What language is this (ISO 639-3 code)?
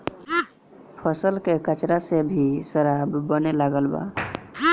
bho